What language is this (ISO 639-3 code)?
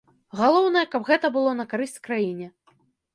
bel